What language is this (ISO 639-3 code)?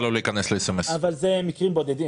heb